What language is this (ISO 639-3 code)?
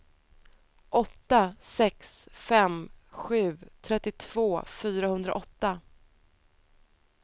swe